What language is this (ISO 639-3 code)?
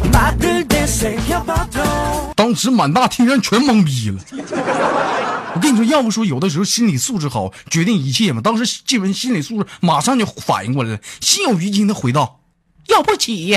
zho